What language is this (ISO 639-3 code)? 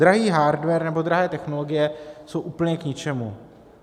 ces